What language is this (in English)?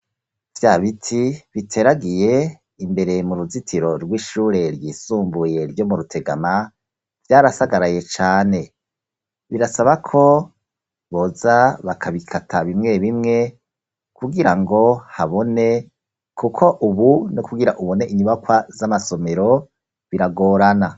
Rundi